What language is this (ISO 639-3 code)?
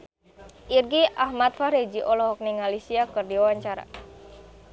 sun